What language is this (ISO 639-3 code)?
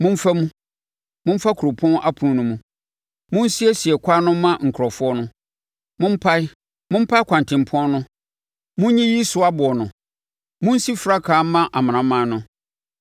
aka